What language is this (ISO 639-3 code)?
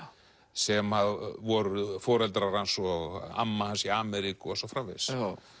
isl